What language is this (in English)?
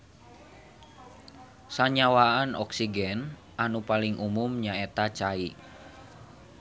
Sundanese